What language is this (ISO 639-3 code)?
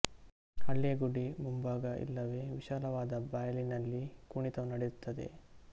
kan